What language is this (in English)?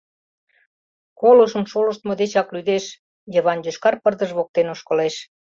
Mari